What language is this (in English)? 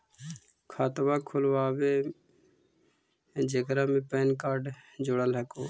Magahi